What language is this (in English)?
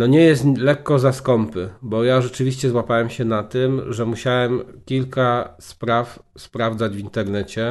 Polish